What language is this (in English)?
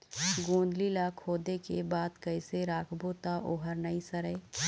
Chhattisgarhi